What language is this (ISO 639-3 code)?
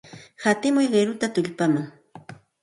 qxt